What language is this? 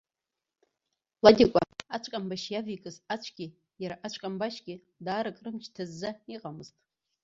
Abkhazian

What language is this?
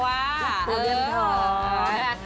Thai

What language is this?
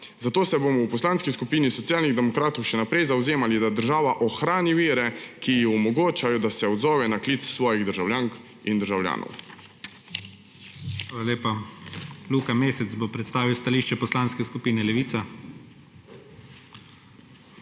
Slovenian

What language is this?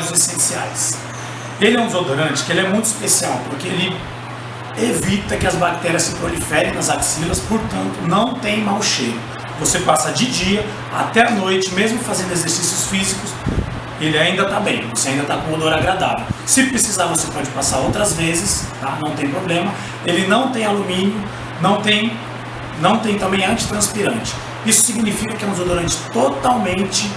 Portuguese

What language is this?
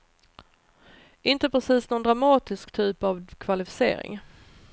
Swedish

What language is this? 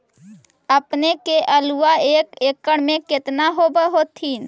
Magahi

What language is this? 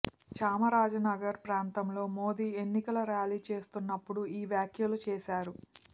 Telugu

